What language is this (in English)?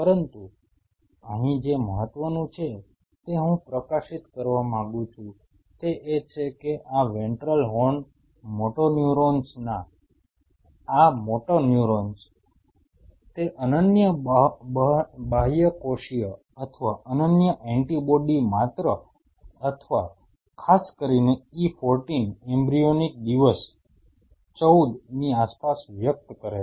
Gujarati